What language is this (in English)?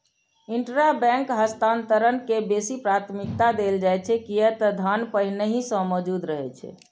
Maithili